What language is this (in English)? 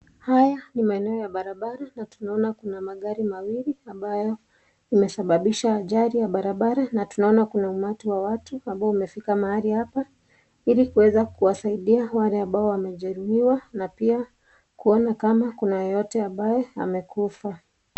Swahili